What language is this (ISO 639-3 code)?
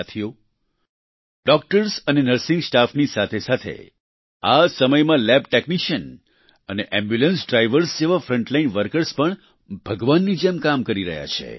guj